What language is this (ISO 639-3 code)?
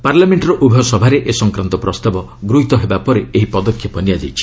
ori